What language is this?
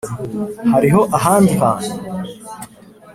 Kinyarwanda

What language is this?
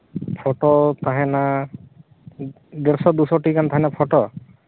Santali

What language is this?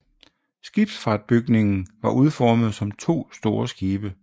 Danish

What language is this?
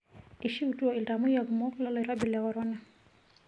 Masai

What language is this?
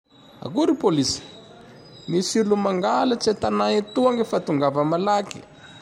Tandroy-Mahafaly Malagasy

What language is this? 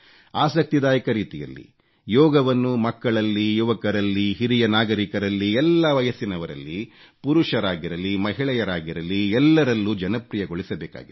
Kannada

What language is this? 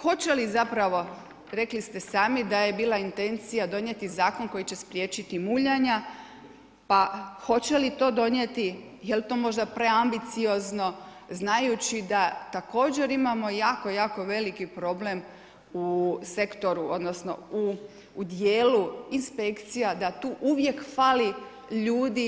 Croatian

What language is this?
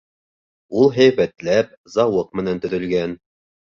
Bashkir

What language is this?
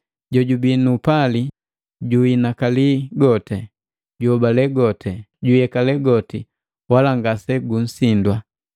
Matengo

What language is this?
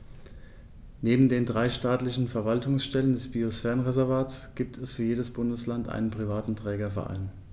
German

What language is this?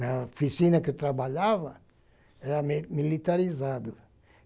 Portuguese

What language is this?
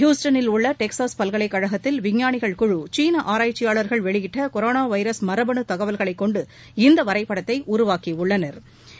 Tamil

